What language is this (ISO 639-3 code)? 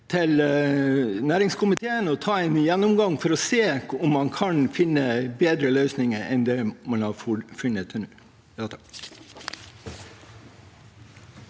nor